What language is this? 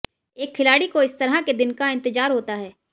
Hindi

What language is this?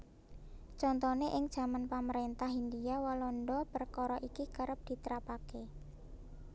Javanese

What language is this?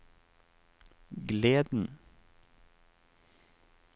Norwegian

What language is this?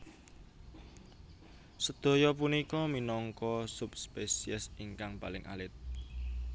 Javanese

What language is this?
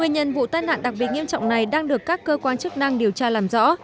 Vietnamese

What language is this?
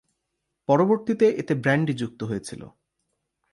Bangla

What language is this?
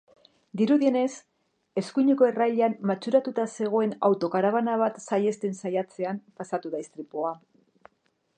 Basque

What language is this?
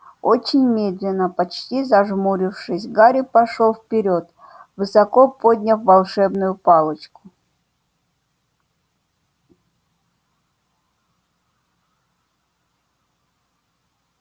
Russian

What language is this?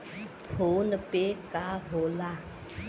Bhojpuri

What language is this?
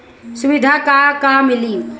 Bhojpuri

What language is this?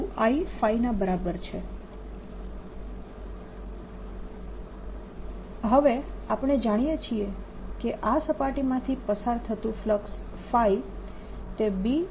Gujarati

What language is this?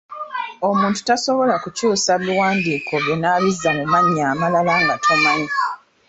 Ganda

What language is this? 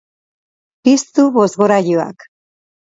Basque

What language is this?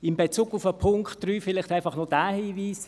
Swiss German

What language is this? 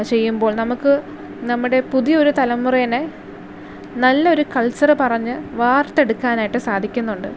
Malayalam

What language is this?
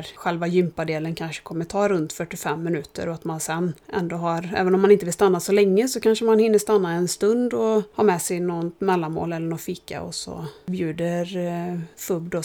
Swedish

